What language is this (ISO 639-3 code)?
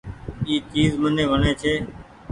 gig